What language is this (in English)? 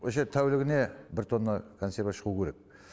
Kazakh